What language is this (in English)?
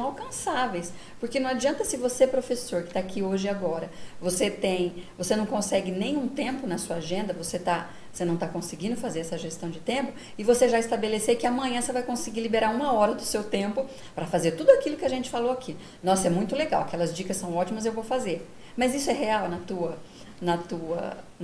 Portuguese